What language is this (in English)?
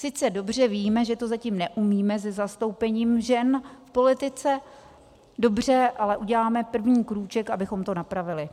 Czech